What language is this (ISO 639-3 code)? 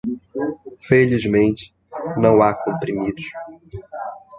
por